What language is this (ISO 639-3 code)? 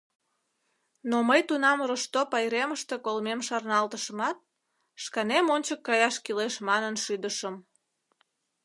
chm